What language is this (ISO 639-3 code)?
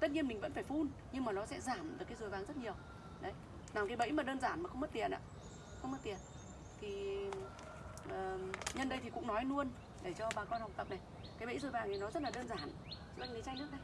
vie